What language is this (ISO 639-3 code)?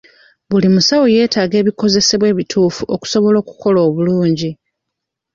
lug